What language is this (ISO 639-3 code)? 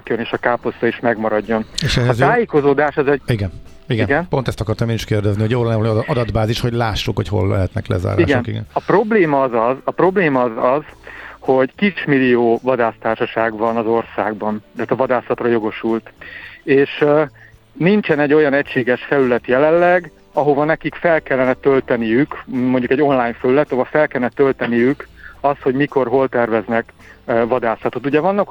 hun